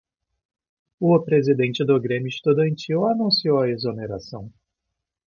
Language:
Portuguese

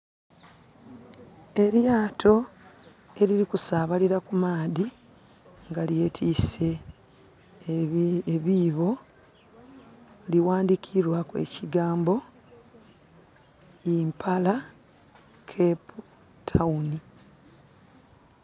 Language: Soga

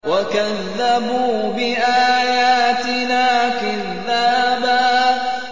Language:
Arabic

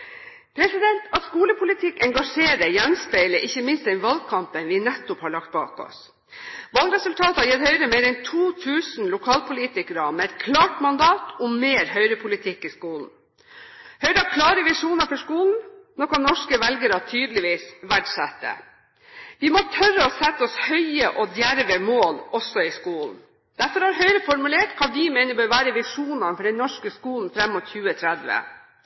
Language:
Norwegian Bokmål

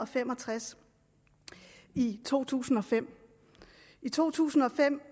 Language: Danish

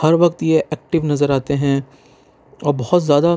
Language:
Urdu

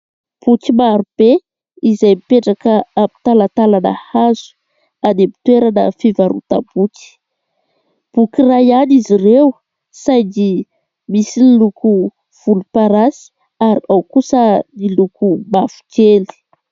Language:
Malagasy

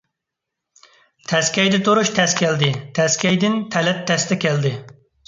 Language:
Uyghur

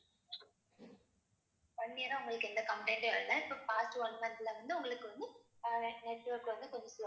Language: Tamil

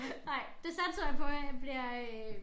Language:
Danish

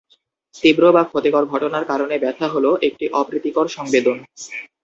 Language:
Bangla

